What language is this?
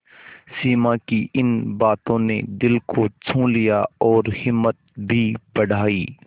Hindi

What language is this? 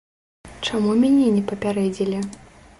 Belarusian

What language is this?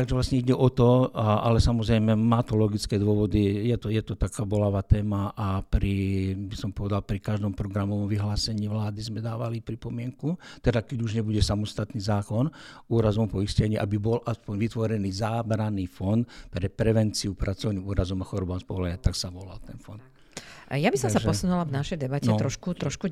Slovak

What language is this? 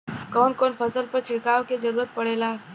Bhojpuri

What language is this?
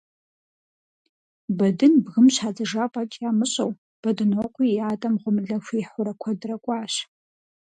Kabardian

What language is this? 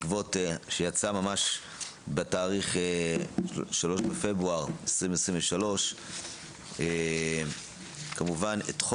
Hebrew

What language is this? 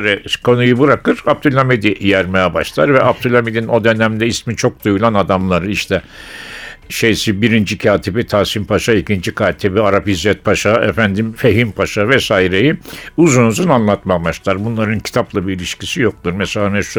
Turkish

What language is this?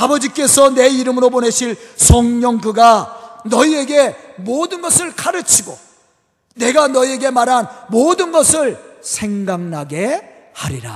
Korean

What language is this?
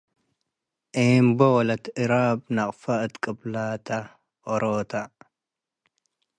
Tigre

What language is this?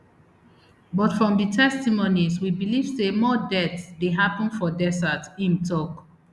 Nigerian Pidgin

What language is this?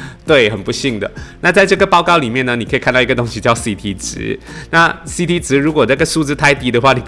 Chinese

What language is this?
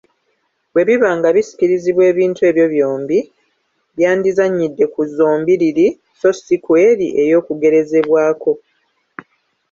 Ganda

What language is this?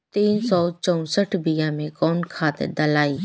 Bhojpuri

